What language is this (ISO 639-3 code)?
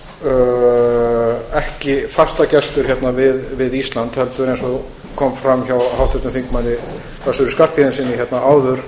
isl